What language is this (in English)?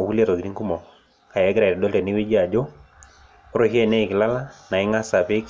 Masai